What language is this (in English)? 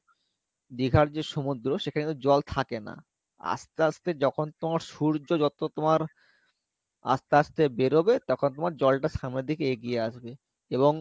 Bangla